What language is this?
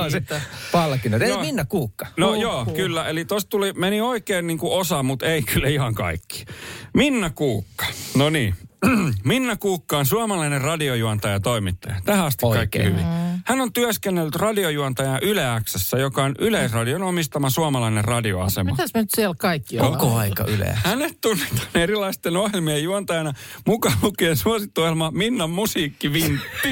Finnish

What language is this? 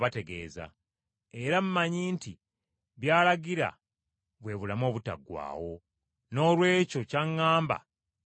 Ganda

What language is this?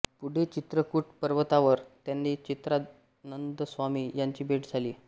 Marathi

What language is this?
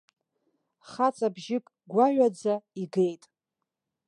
Abkhazian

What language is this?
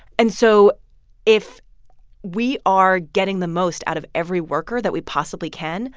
English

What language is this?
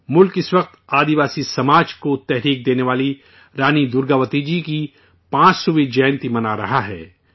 Urdu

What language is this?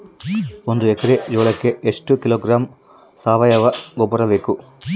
Kannada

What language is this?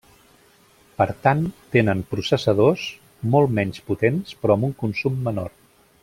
Catalan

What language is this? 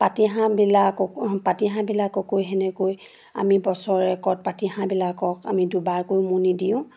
Assamese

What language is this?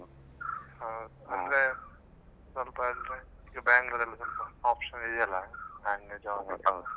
Kannada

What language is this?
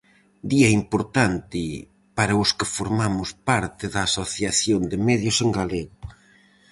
Galician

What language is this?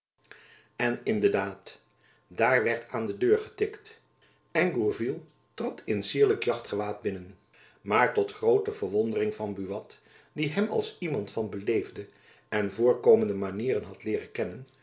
Dutch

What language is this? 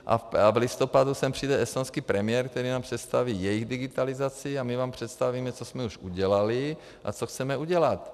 Czech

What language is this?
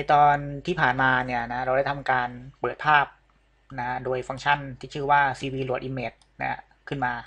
Thai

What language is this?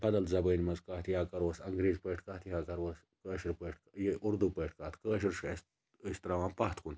Kashmiri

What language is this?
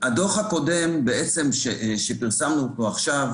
Hebrew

